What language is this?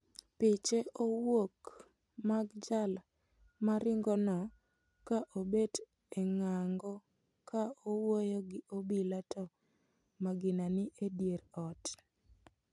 Luo (Kenya and Tanzania)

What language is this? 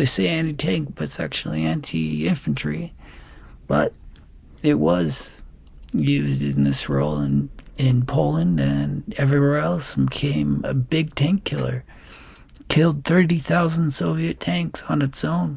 English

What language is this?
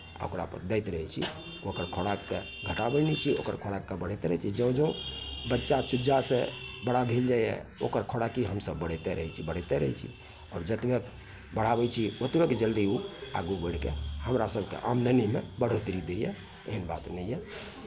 Maithili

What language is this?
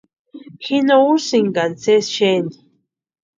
Western Highland Purepecha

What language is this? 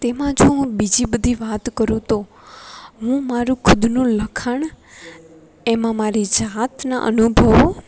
Gujarati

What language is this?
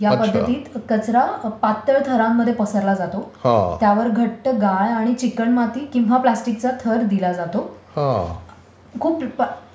Marathi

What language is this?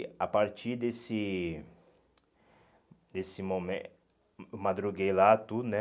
Portuguese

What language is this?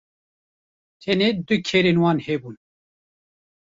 Kurdish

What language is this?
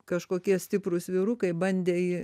Lithuanian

